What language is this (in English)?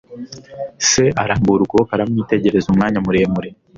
Kinyarwanda